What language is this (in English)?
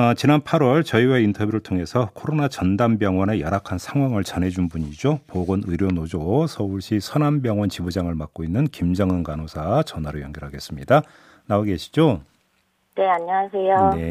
Korean